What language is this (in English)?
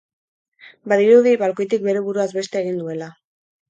Basque